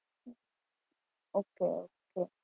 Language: Gujarati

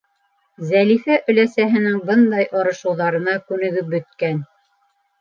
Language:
Bashkir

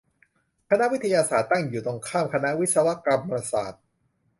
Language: Thai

